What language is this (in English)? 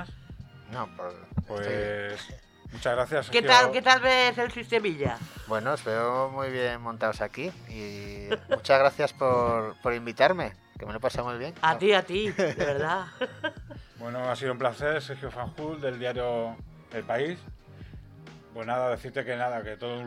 Spanish